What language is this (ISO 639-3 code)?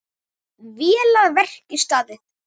isl